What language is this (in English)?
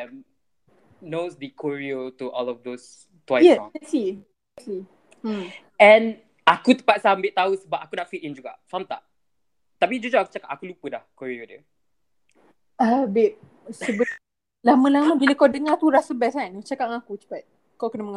Malay